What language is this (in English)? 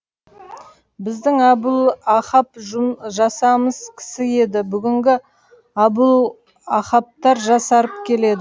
Kazakh